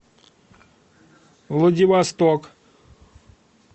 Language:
Russian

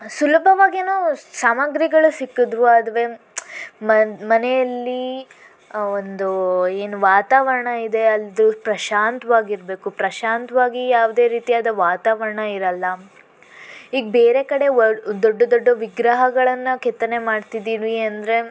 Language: Kannada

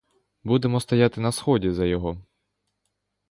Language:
Ukrainian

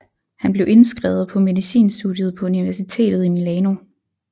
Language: Danish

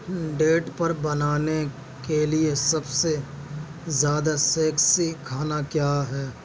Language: Urdu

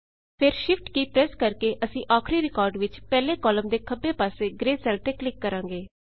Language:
Punjabi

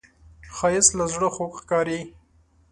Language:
Pashto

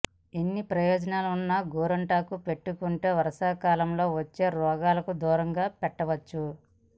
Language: Telugu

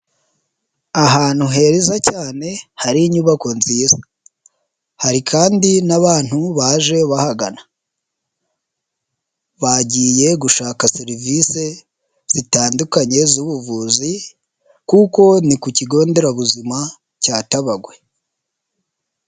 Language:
Kinyarwanda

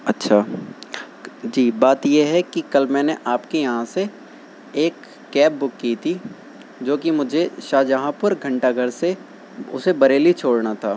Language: Urdu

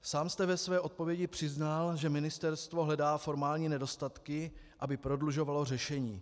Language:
Czech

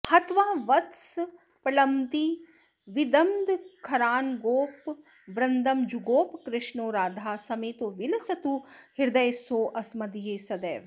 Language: Sanskrit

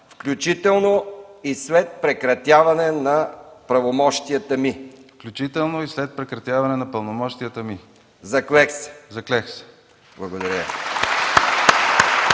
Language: Bulgarian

